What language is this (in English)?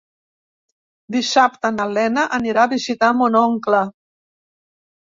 Catalan